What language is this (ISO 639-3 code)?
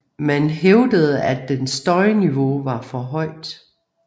dan